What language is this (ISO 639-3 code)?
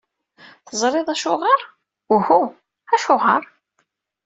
kab